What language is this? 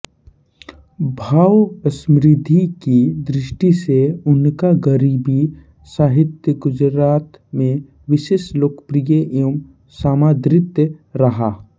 Hindi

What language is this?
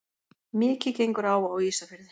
Icelandic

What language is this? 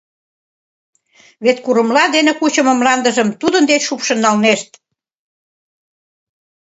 Mari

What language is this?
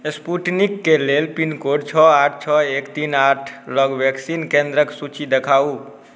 Maithili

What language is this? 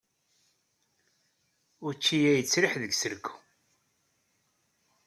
Kabyle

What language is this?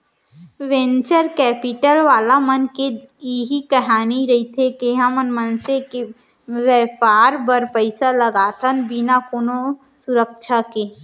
Chhattisgarhi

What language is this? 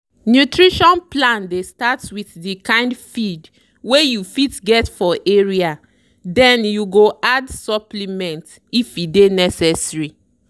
Nigerian Pidgin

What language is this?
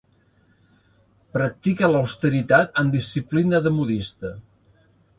Catalan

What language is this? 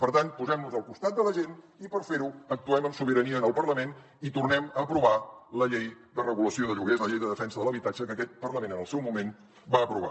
Catalan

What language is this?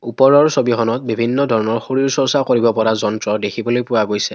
Assamese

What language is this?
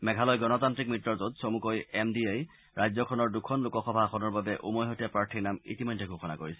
Assamese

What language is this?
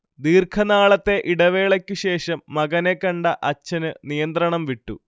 Malayalam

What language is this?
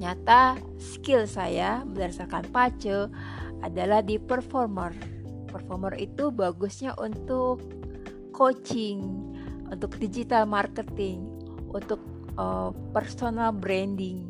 Indonesian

